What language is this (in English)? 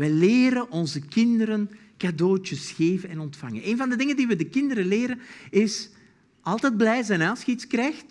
Dutch